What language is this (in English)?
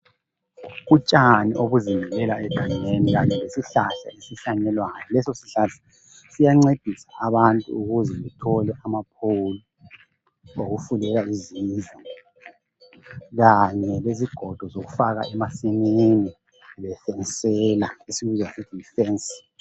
North Ndebele